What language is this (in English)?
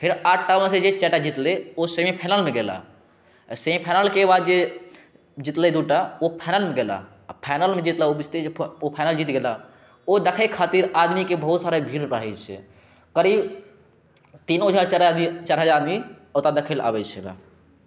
Maithili